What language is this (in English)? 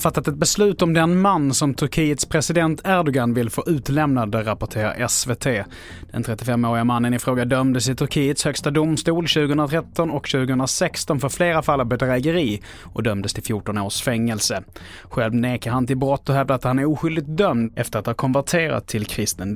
Swedish